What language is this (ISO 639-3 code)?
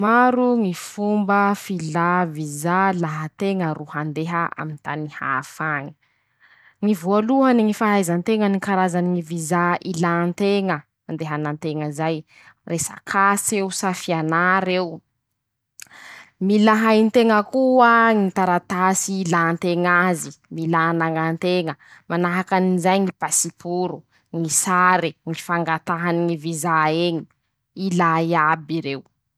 msh